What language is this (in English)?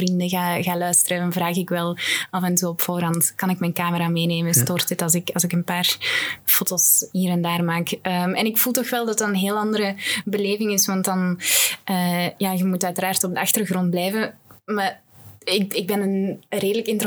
Dutch